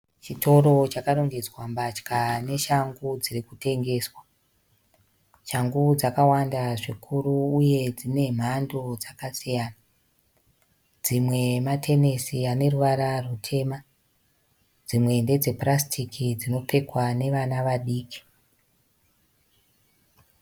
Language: Shona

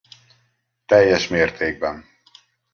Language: Hungarian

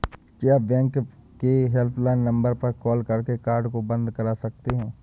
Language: Hindi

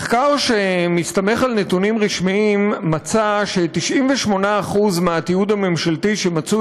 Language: Hebrew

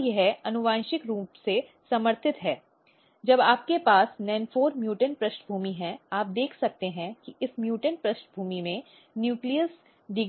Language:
Hindi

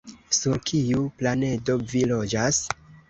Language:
Esperanto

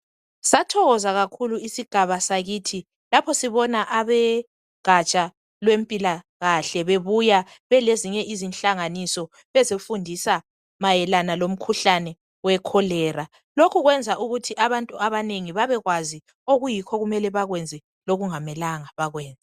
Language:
North Ndebele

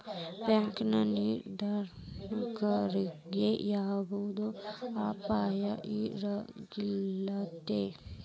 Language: Kannada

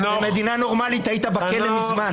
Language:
Hebrew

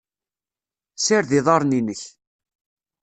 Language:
Kabyle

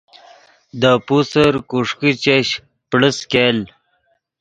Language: Yidgha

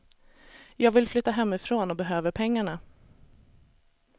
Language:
Swedish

